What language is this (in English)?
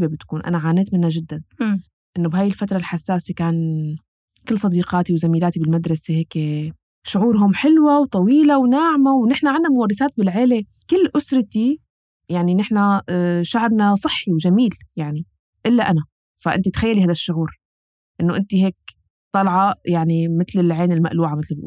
Arabic